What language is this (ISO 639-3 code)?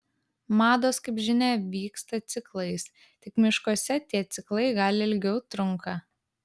lit